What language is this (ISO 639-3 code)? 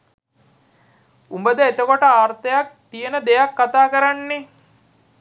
sin